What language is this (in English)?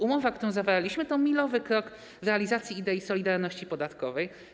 Polish